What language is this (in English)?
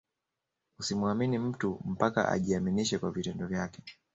Swahili